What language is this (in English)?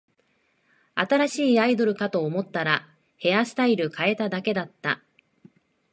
Japanese